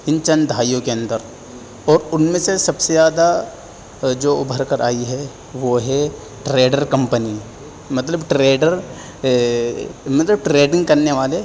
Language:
Urdu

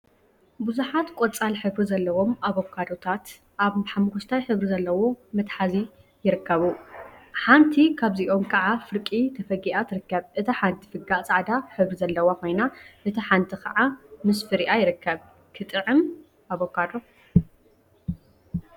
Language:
Tigrinya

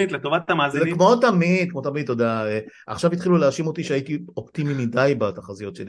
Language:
Hebrew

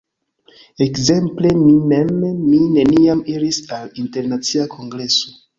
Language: Esperanto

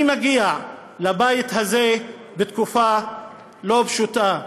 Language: Hebrew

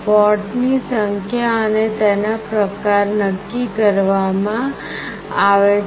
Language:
Gujarati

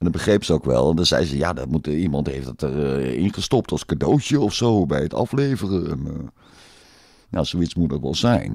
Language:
Dutch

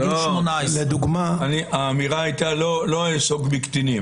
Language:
Hebrew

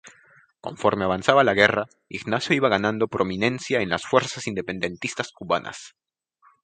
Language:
Spanish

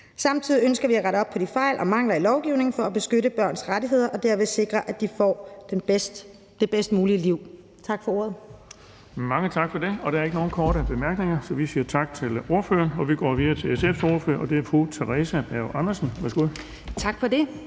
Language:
Danish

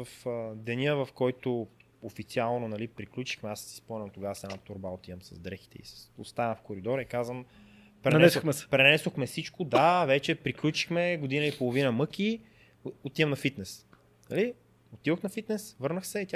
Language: Bulgarian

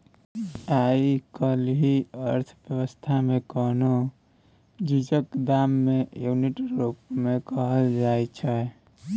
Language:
Maithili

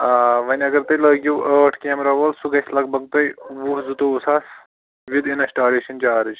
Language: Kashmiri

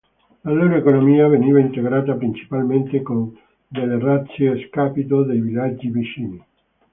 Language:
Italian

